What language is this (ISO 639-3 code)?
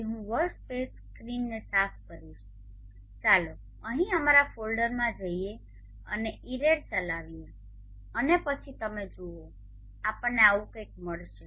guj